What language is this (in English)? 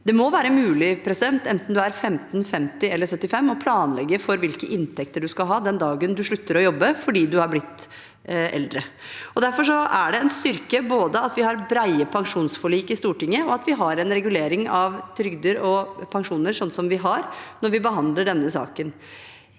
Norwegian